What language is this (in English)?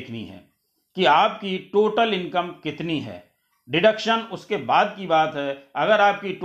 Hindi